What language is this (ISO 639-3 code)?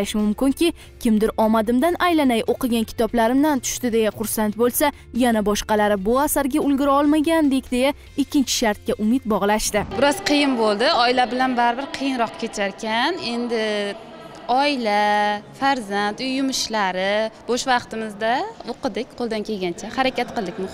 tur